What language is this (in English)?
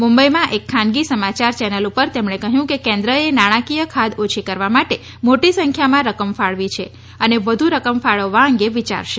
Gujarati